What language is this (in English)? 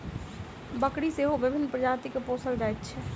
Maithili